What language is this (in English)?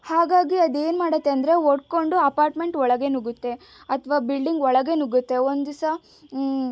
Kannada